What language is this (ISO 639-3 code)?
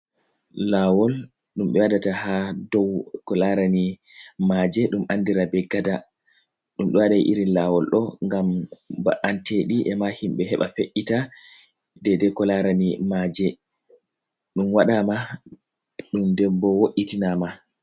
ful